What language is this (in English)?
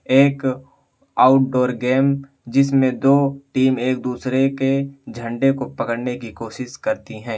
Urdu